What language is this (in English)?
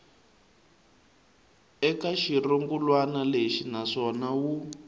Tsonga